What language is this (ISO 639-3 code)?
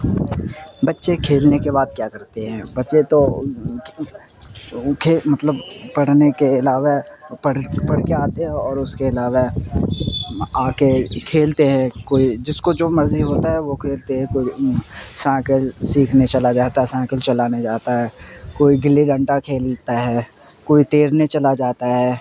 urd